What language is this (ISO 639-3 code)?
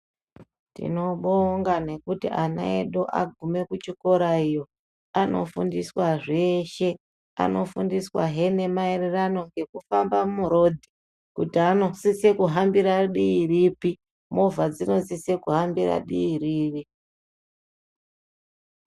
ndc